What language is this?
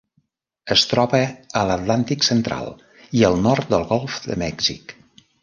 Catalan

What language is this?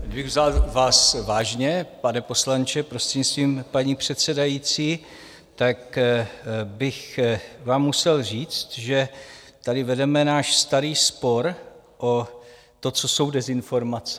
Czech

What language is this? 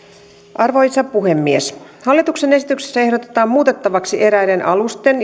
Finnish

